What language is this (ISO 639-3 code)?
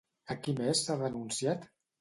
cat